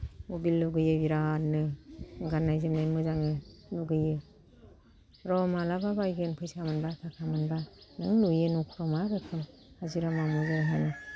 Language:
Bodo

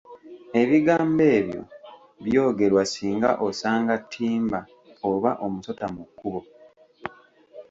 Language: Ganda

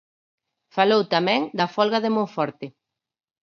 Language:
Galician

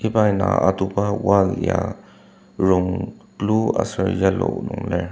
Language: Ao Naga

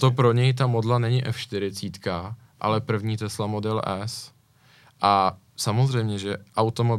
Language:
Czech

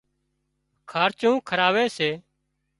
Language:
Wadiyara Koli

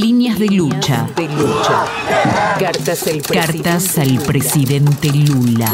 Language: Spanish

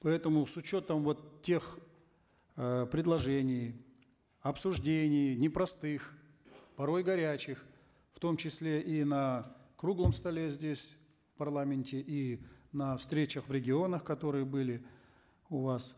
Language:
Kazakh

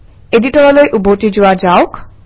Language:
Assamese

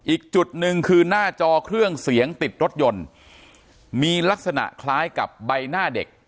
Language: Thai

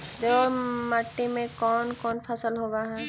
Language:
Magahi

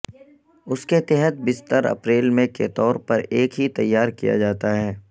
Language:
Urdu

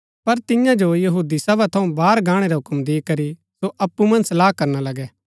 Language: Gaddi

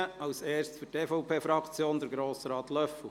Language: Swiss German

